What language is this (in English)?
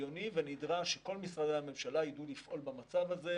Hebrew